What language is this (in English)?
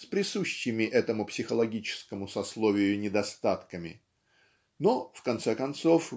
Russian